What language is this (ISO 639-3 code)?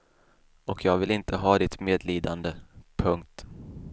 swe